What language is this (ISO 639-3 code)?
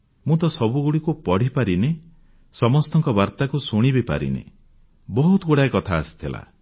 ori